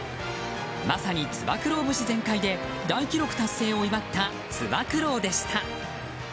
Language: Japanese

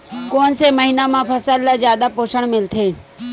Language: Chhattisgarhi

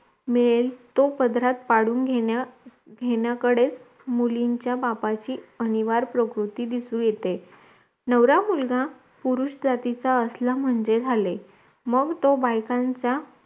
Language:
Marathi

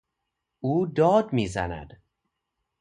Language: Persian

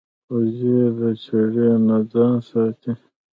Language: Pashto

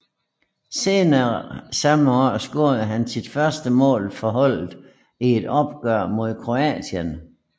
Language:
Danish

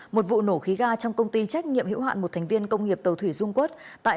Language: Vietnamese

